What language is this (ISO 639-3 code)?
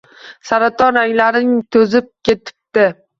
uzb